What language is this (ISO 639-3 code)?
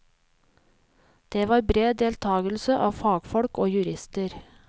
nor